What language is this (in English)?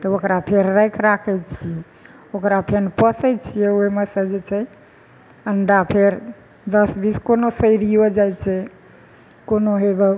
Maithili